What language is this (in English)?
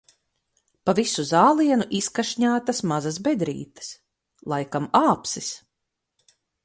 Latvian